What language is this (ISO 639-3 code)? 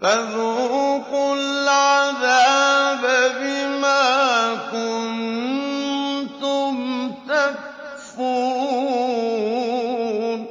ara